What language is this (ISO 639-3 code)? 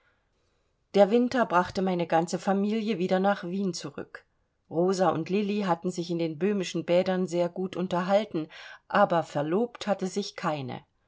deu